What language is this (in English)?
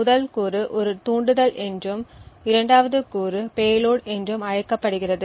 Tamil